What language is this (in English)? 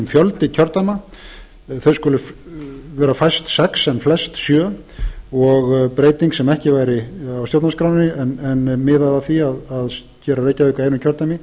Icelandic